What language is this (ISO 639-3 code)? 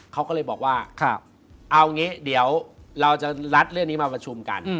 tha